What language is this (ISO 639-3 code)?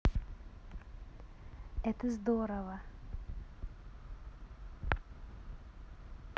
rus